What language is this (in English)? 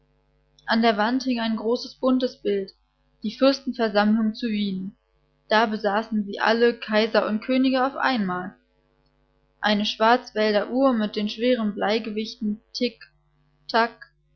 German